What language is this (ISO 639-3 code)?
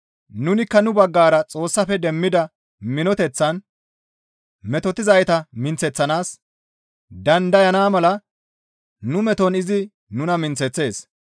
gmv